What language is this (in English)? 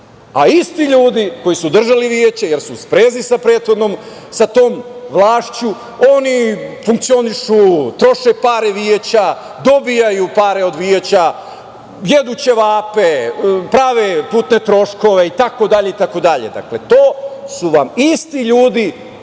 Serbian